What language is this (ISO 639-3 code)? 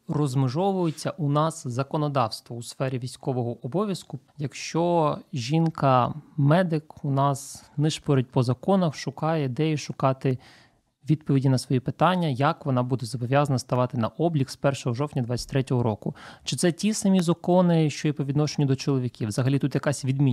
ukr